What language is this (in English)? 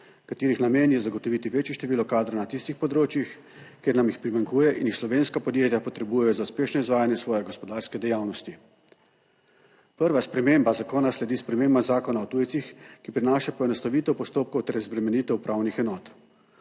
Slovenian